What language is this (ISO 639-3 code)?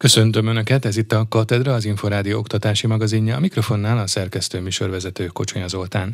hun